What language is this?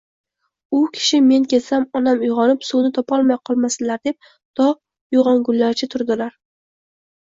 Uzbek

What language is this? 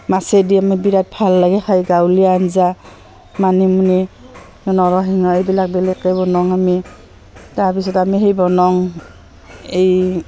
Assamese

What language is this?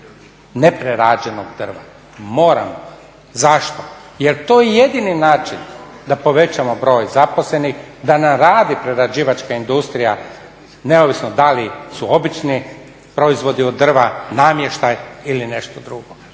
Croatian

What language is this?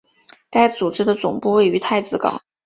Chinese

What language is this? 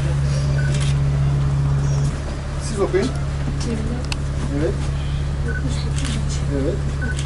Turkish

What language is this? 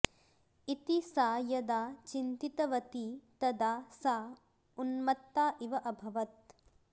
Sanskrit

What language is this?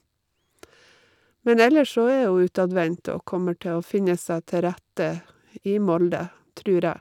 Norwegian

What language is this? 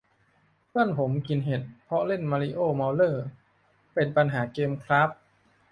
Thai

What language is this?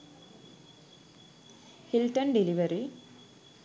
Sinhala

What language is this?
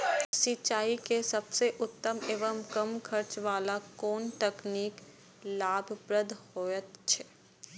Maithili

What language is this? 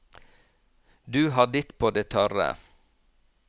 Norwegian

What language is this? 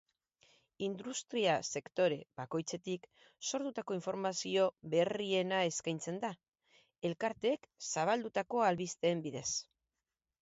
Basque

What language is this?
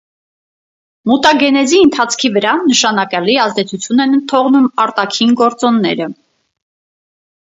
Armenian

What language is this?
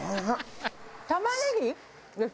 Japanese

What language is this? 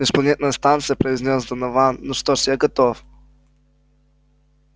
Russian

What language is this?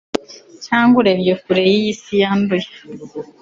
Kinyarwanda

